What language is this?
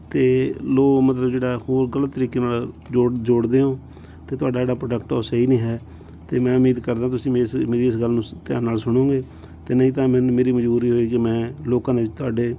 Punjabi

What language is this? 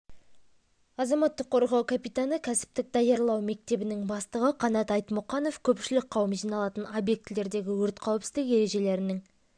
Kazakh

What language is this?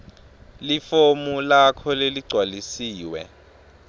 Swati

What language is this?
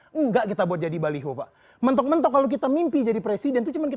Indonesian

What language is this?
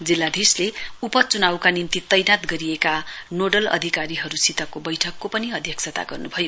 Nepali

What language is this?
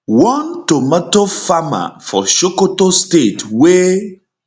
Nigerian Pidgin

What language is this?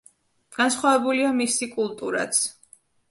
Georgian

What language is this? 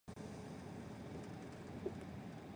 Chinese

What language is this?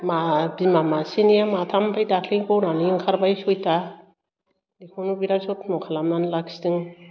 Bodo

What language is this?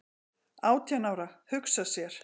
Icelandic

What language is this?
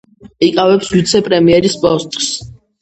Georgian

